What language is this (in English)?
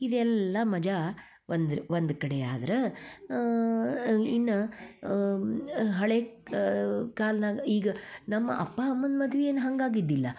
Kannada